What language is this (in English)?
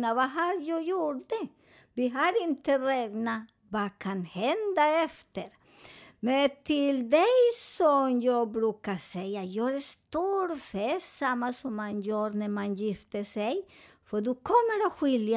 Swedish